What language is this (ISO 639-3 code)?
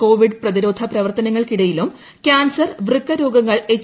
mal